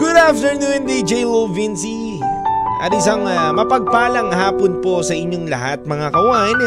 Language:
Filipino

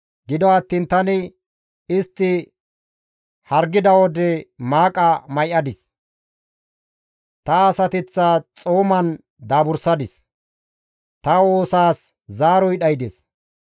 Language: Gamo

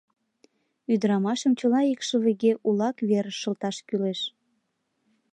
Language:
Mari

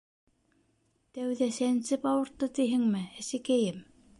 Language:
Bashkir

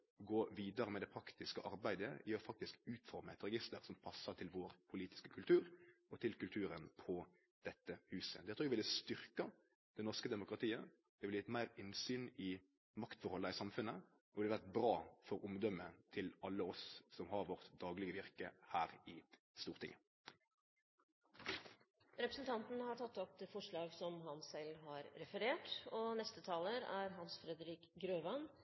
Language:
Norwegian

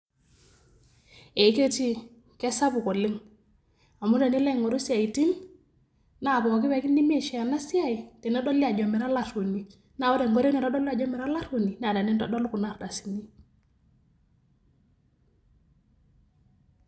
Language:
Masai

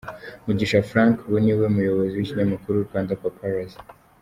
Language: Kinyarwanda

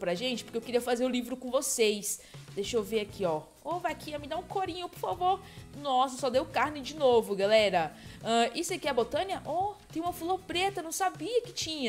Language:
Portuguese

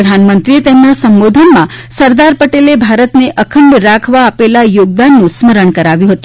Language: Gujarati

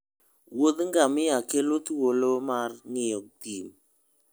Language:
Luo (Kenya and Tanzania)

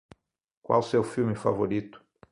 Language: Portuguese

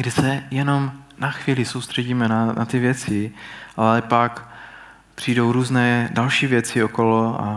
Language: Czech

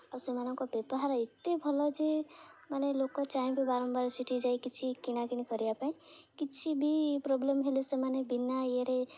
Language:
Odia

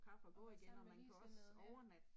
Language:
Danish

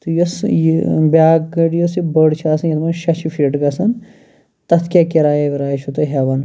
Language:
Kashmiri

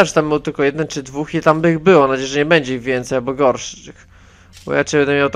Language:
Polish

